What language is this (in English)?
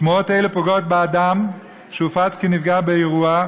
Hebrew